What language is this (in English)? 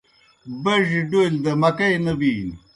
Kohistani Shina